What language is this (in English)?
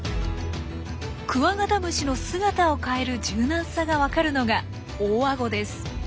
Japanese